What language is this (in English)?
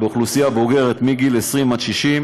Hebrew